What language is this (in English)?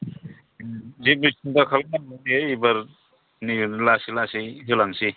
Bodo